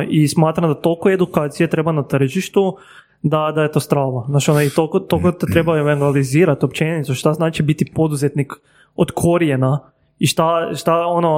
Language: Croatian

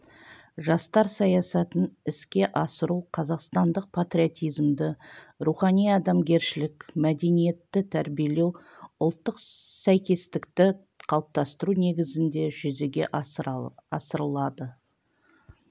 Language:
Kazakh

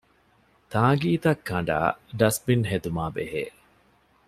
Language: Divehi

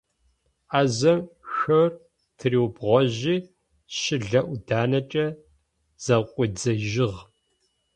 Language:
Adyghe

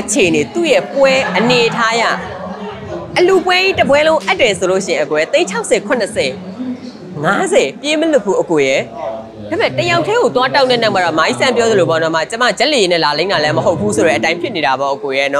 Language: Thai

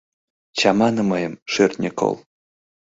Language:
Mari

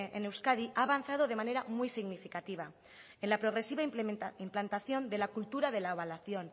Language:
Spanish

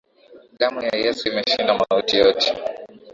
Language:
Swahili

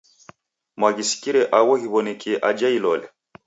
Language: Taita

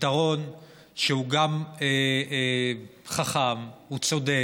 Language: Hebrew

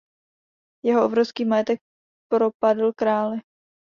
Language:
Czech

